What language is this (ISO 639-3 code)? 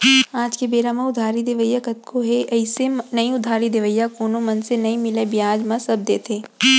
hne